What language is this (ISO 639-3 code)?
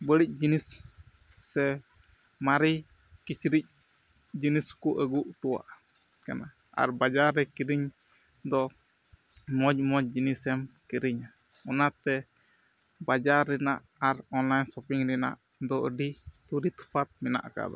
sat